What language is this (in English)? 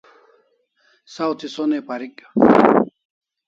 Kalasha